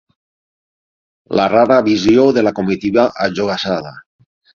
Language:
Catalan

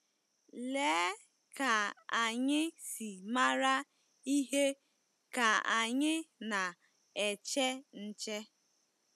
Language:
Igbo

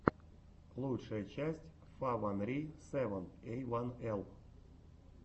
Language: Russian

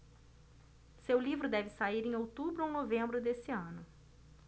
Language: Portuguese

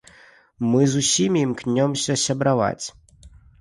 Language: Belarusian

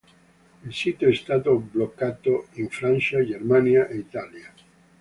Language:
Italian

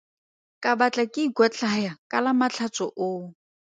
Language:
Tswana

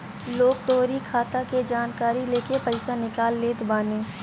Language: Bhojpuri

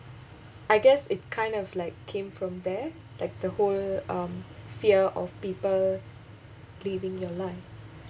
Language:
English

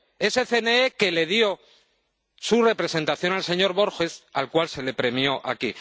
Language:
Spanish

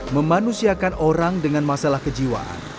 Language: Indonesian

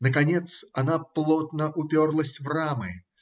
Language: Russian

